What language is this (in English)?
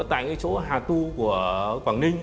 Vietnamese